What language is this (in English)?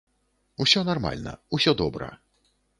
Belarusian